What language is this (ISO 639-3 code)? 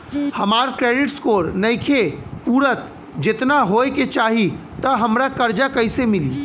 bho